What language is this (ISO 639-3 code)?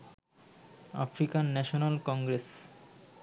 ben